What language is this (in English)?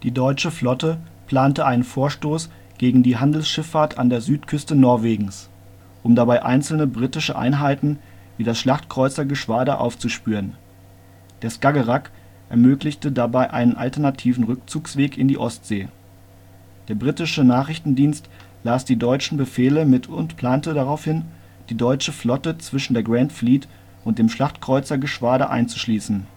German